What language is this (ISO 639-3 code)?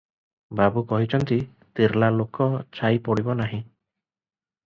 ori